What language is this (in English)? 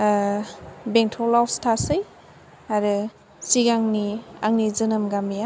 Bodo